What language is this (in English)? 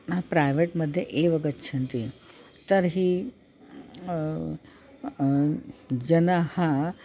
Sanskrit